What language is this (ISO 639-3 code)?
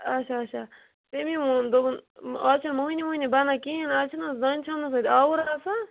kas